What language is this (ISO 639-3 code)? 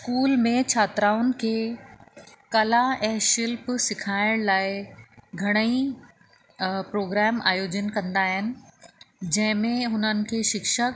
snd